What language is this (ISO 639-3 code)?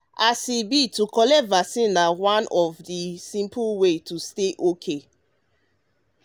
pcm